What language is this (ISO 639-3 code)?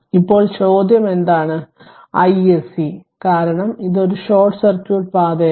mal